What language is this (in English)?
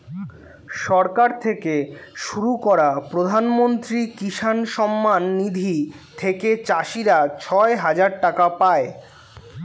Bangla